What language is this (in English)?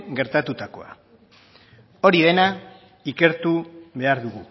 Basque